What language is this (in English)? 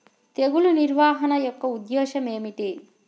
Telugu